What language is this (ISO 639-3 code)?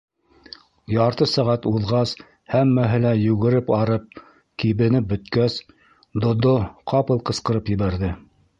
bak